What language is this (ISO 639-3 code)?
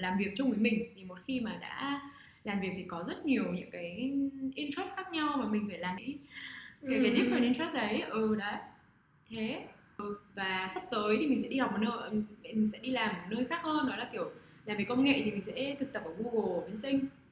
vie